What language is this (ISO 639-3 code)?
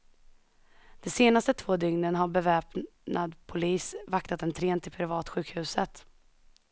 swe